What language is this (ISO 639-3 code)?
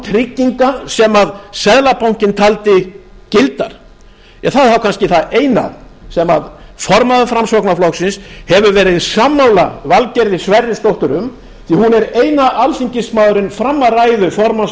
isl